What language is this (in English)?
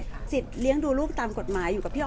Thai